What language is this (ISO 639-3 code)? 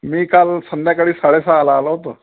mar